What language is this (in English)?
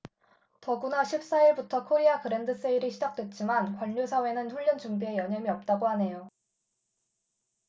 Korean